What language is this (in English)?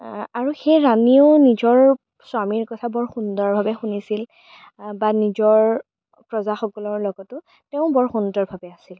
Assamese